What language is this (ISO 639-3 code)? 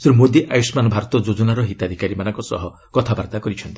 ori